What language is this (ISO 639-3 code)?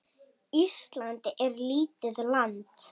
isl